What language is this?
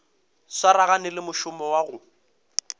Northern Sotho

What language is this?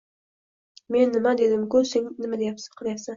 Uzbek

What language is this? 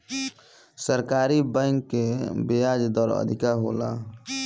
Bhojpuri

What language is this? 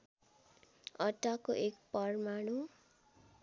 Nepali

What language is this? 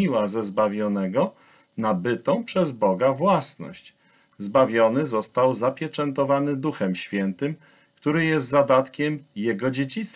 Polish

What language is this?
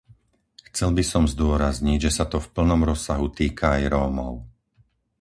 Slovak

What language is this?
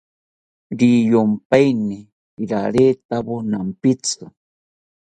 South Ucayali Ashéninka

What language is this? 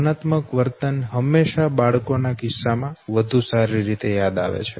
Gujarati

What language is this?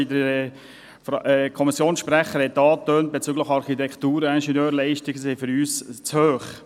Swiss German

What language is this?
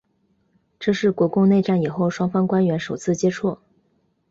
Chinese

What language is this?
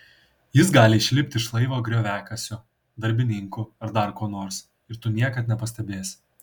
Lithuanian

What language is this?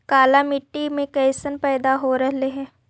Magahi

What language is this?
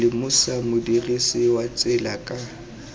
Tswana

